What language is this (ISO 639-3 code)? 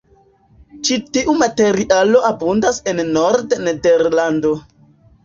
epo